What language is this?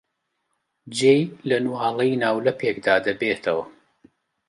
Central Kurdish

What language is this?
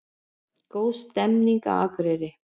Icelandic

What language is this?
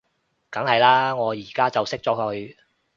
Cantonese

